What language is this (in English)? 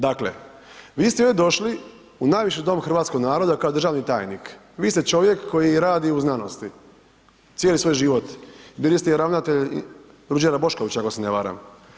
Croatian